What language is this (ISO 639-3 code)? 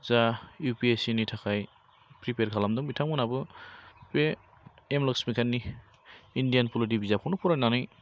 brx